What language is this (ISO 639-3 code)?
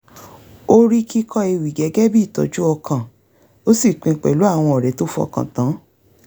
yor